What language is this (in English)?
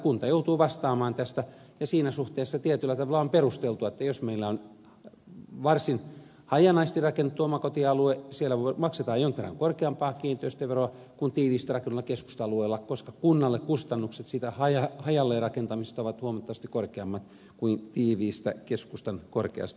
Finnish